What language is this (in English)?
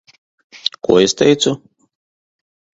Latvian